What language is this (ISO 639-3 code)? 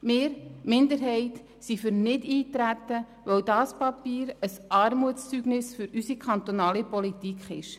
gsw